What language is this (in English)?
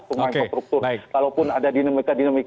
Indonesian